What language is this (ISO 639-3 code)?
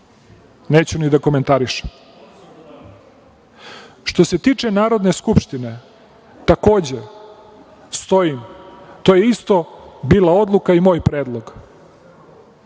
srp